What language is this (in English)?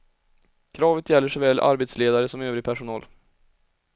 Swedish